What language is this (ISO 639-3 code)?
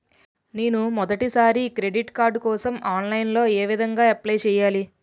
tel